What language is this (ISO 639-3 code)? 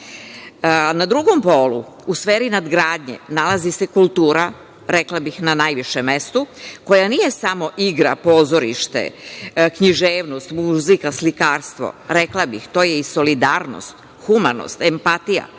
srp